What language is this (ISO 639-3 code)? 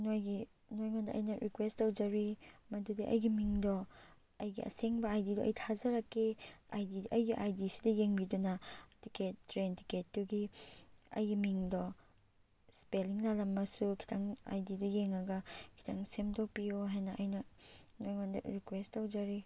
mni